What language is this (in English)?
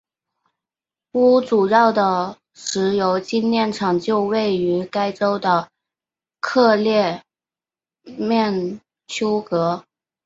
Chinese